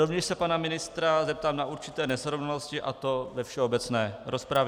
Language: Czech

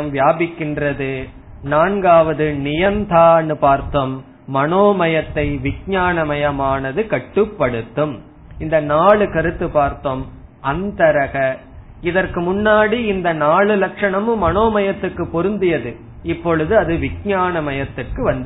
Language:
Tamil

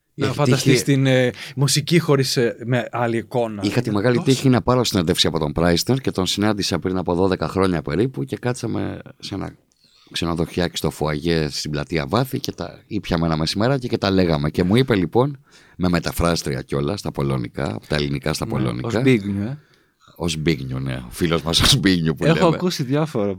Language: Greek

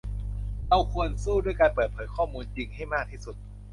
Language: Thai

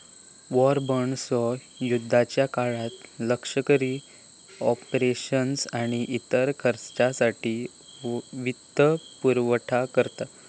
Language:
Marathi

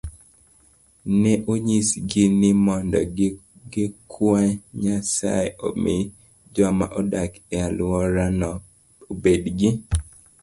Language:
Luo (Kenya and Tanzania)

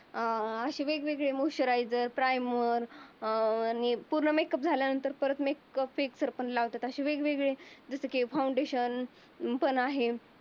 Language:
Marathi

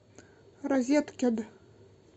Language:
Russian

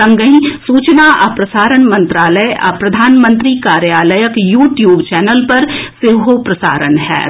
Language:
Maithili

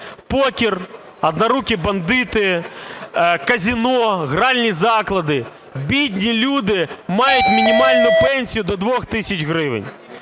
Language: Ukrainian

